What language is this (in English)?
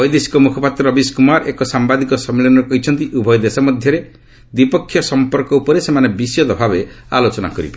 Odia